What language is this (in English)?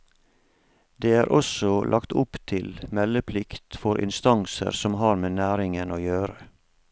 Norwegian